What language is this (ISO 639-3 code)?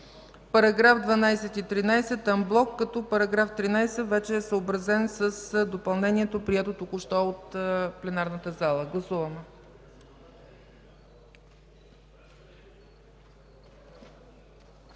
bul